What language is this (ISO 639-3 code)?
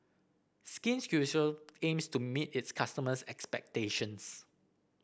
eng